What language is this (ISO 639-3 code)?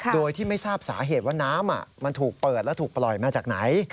tha